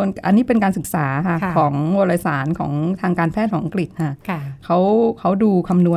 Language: Thai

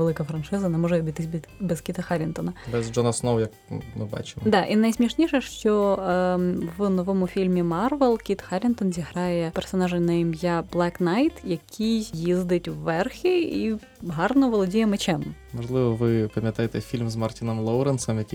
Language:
Ukrainian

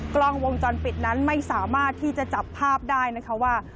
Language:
Thai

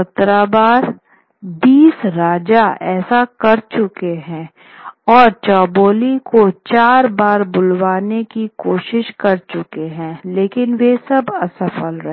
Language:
Hindi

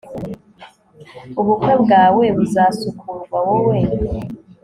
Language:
Kinyarwanda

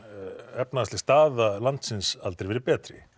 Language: Icelandic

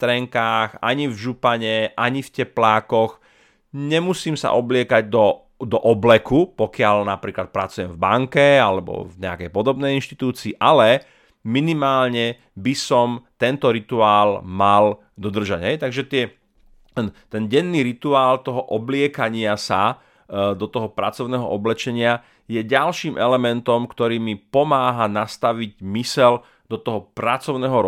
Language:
Slovak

